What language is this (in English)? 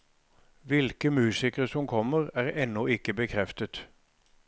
Norwegian